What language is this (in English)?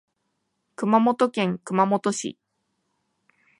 Japanese